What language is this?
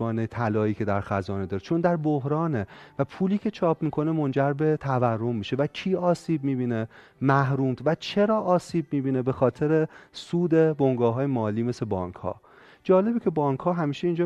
Persian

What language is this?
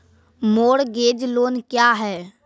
Maithili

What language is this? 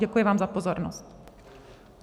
Czech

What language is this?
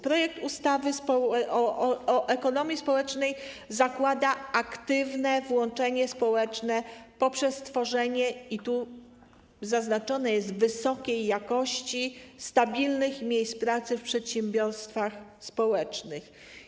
Polish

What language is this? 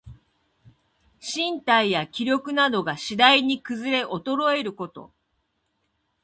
Japanese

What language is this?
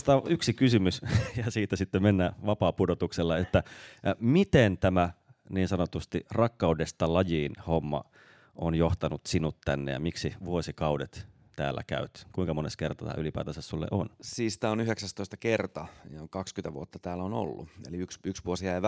Finnish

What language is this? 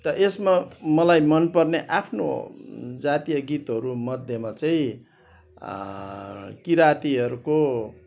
Nepali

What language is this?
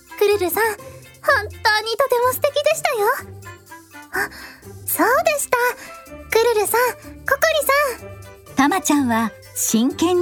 Japanese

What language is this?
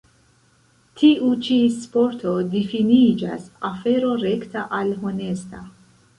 Esperanto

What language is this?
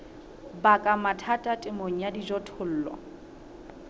Southern Sotho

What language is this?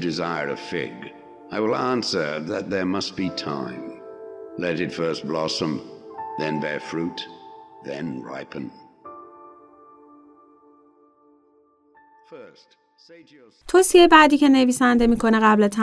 Persian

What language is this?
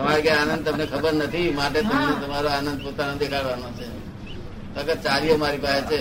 Gujarati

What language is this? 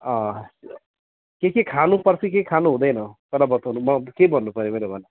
Nepali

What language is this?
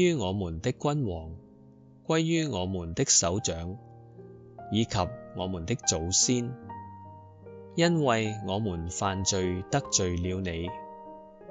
Chinese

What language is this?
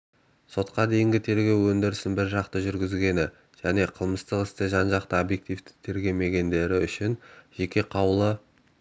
Kazakh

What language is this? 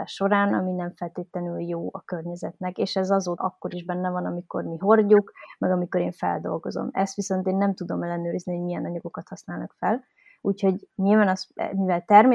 Hungarian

